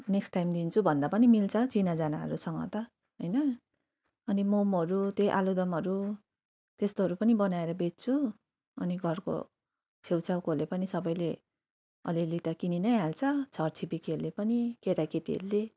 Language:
Nepali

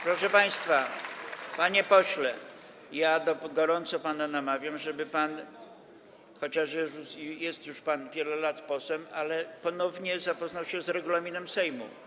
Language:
Polish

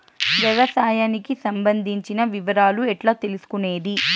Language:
Telugu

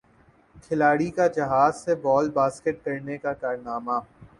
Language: Urdu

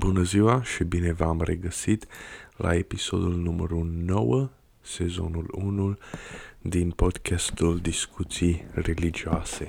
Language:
Romanian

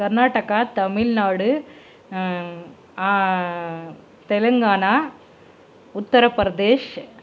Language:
Tamil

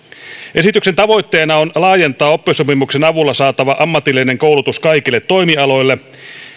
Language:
Finnish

